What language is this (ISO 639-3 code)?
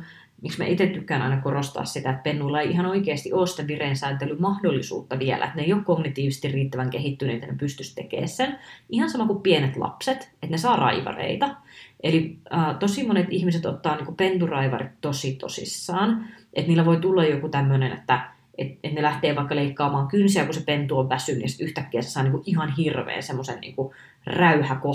fin